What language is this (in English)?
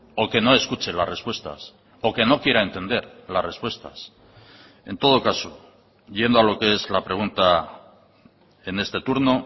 Spanish